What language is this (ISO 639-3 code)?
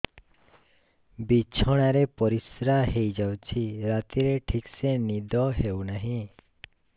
ori